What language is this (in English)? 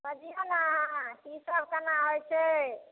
Maithili